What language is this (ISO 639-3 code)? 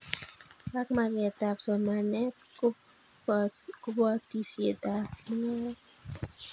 kln